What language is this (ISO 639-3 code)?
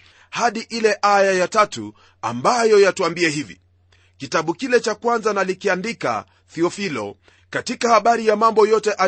swa